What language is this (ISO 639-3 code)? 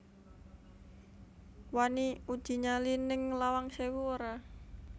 jav